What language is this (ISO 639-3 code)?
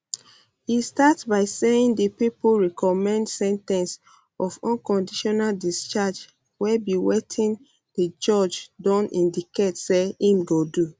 pcm